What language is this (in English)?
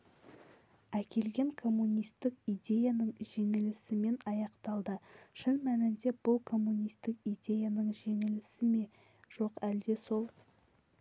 Kazakh